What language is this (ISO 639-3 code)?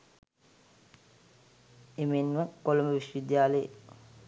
sin